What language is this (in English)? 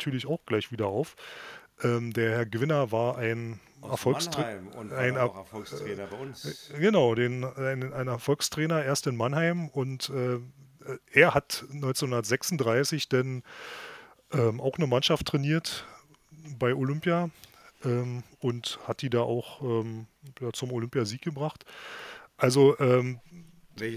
German